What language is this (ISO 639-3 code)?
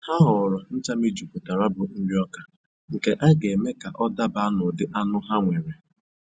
ibo